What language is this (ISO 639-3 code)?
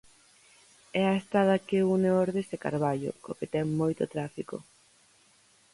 glg